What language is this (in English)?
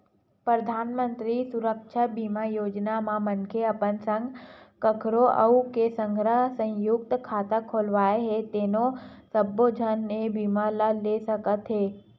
Chhattisgarhi